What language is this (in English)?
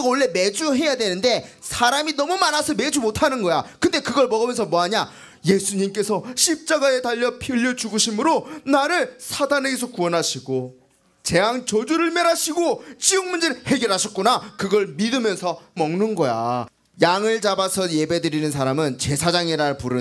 Korean